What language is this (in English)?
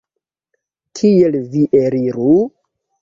Esperanto